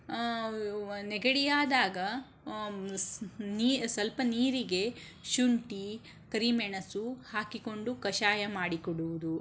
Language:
Kannada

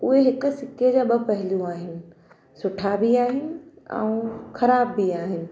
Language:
Sindhi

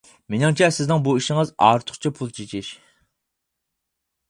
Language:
Uyghur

